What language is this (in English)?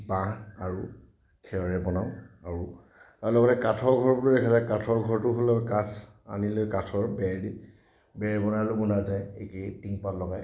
Assamese